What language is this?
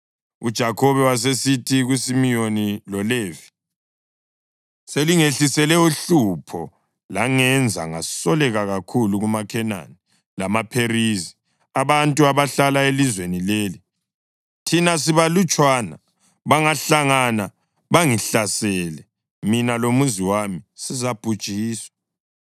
North Ndebele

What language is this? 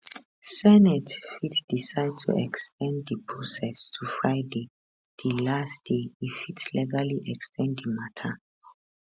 Nigerian Pidgin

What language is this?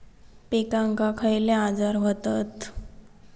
Marathi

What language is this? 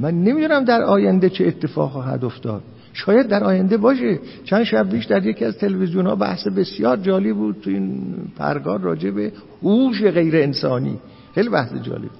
Persian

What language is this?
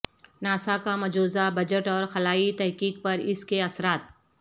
Urdu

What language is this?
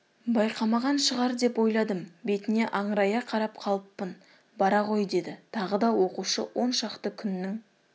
Kazakh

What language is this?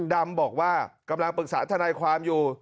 Thai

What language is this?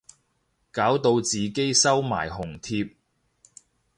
Cantonese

